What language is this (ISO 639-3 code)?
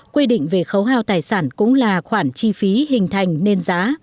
vie